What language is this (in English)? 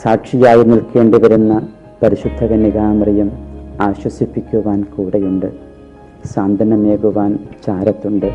Malayalam